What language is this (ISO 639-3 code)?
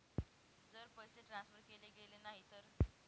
mar